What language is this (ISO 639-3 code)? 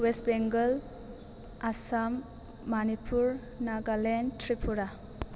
brx